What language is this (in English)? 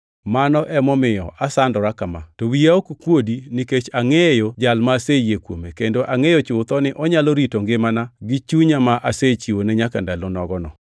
Luo (Kenya and Tanzania)